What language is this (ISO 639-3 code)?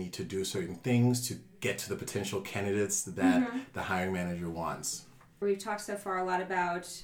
eng